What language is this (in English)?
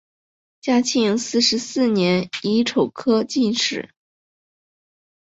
Chinese